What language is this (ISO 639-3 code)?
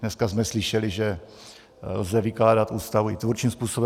ces